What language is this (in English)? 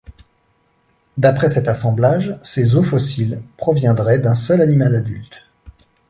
French